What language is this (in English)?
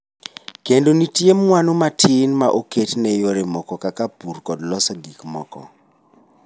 Luo (Kenya and Tanzania)